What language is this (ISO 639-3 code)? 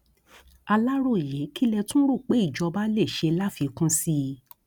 yor